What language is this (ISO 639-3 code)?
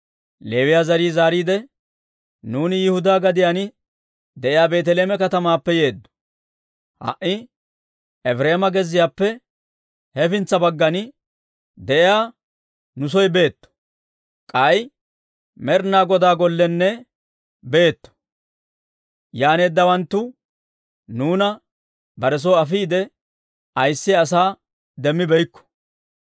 dwr